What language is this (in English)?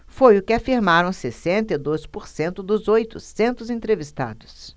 Portuguese